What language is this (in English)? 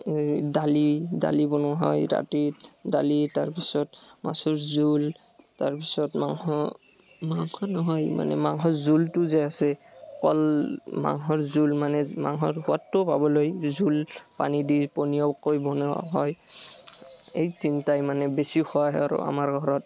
Assamese